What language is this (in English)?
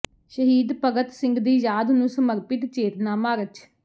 Punjabi